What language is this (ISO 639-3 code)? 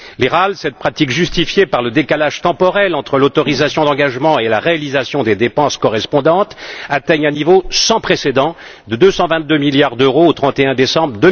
fra